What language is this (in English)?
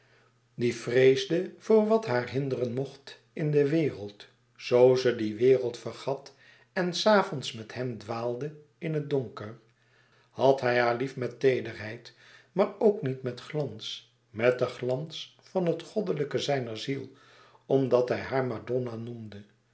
Dutch